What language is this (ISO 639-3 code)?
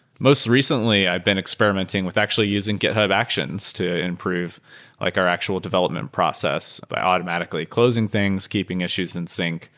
eng